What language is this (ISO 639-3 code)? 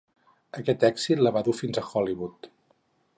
cat